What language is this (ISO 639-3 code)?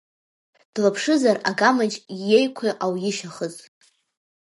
abk